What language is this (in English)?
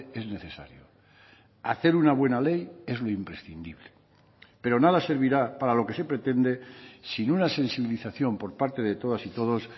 Spanish